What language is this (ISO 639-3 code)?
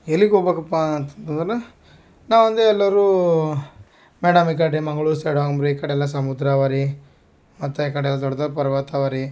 kan